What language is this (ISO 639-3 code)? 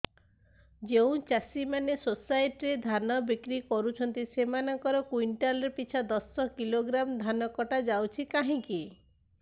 ori